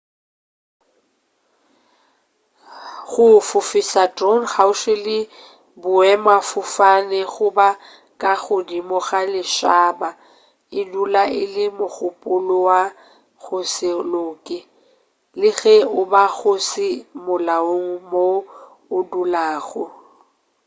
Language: Northern Sotho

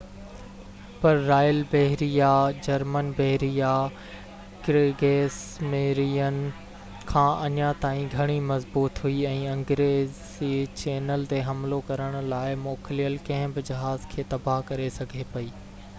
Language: Sindhi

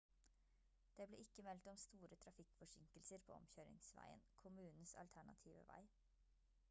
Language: Norwegian Bokmål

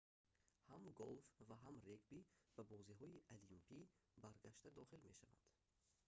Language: Tajik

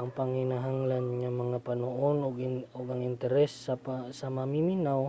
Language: Cebuano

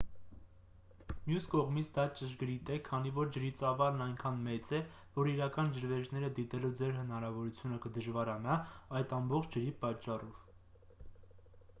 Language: Armenian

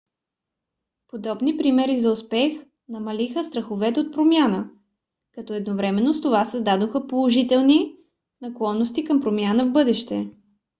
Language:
Bulgarian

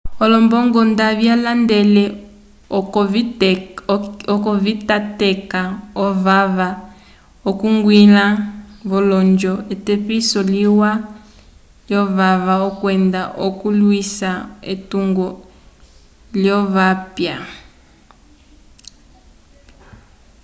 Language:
Umbundu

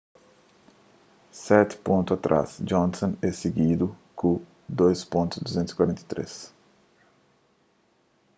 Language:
Kabuverdianu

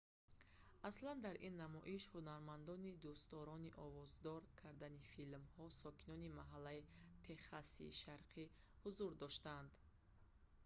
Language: Tajik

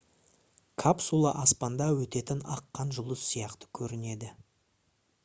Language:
Kazakh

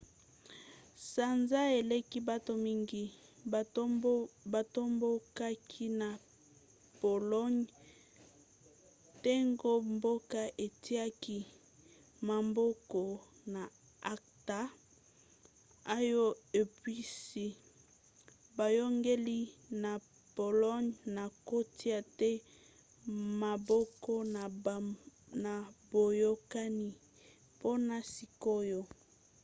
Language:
Lingala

